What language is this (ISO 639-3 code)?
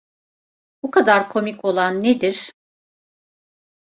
tur